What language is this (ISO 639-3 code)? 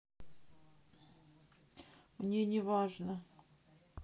rus